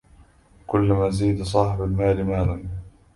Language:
Arabic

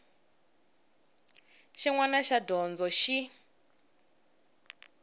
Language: Tsonga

